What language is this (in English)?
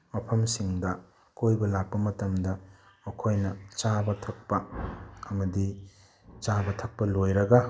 Manipuri